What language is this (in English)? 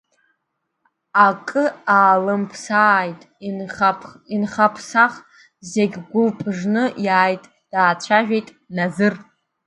Abkhazian